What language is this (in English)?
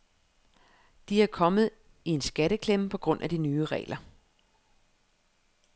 Danish